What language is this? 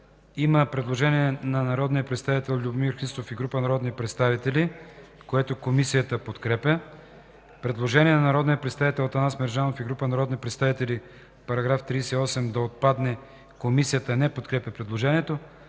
Bulgarian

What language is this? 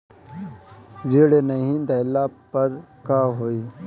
Bhojpuri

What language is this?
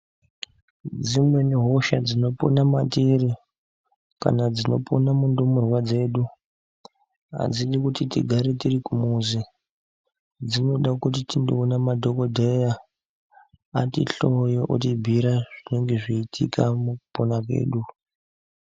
Ndau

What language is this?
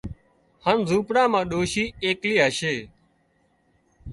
Wadiyara Koli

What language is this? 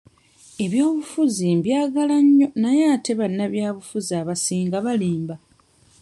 Ganda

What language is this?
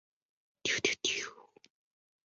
Chinese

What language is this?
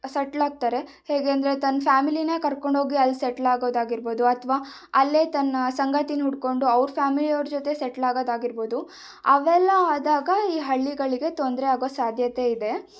Kannada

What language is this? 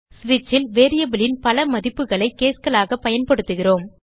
Tamil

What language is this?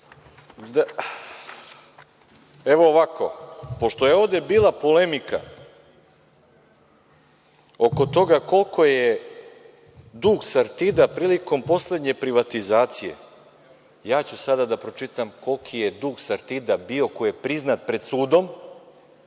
Serbian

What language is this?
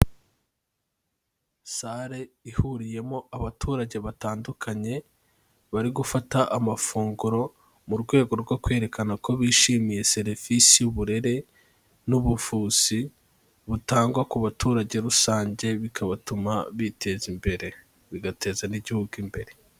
Kinyarwanda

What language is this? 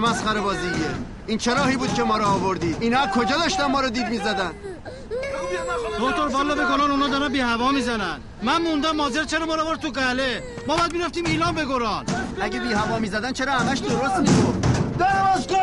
Persian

